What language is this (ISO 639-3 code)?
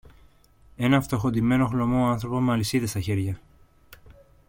ell